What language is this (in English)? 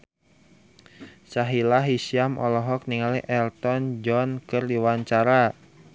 Sundanese